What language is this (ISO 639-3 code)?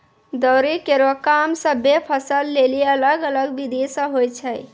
mai